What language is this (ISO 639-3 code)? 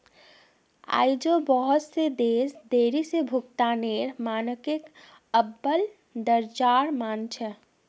mag